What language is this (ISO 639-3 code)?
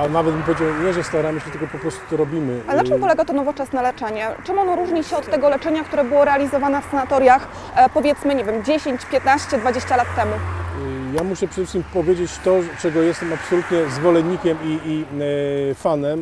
pol